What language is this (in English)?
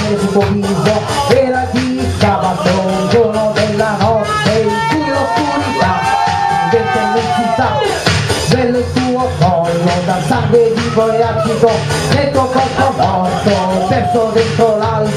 Thai